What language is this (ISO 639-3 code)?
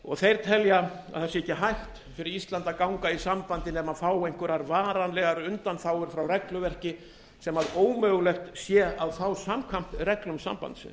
isl